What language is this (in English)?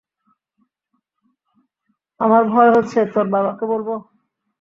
Bangla